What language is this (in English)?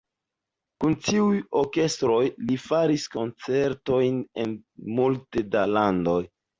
Esperanto